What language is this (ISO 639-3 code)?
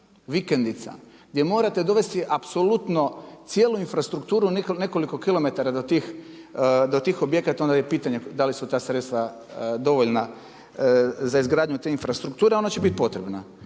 hrv